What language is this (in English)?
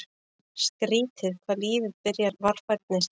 Icelandic